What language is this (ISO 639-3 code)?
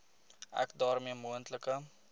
afr